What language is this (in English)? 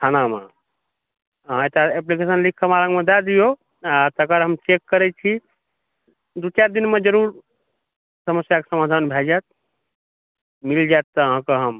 Maithili